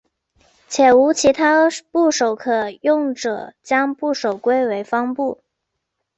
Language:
Chinese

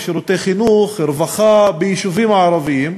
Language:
Hebrew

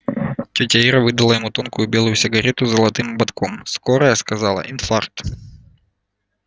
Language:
Russian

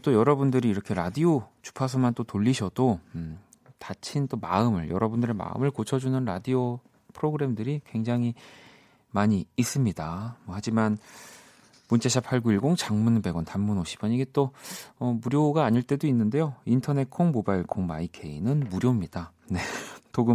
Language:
Korean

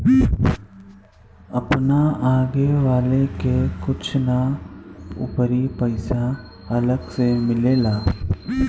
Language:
Bhojpuri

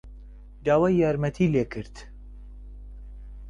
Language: Central Kurdish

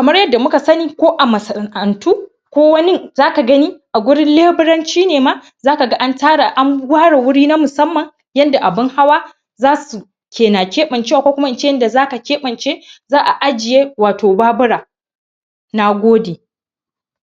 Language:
Hausa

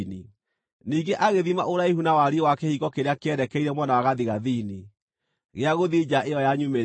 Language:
Kikuyu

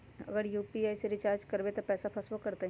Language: Magahi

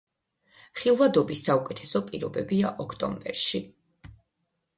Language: Georgian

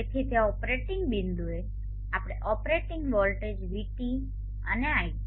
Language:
Gujarati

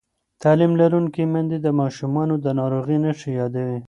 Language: Pashto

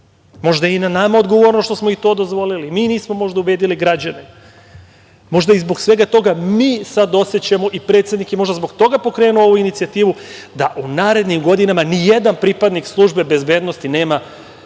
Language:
Serbian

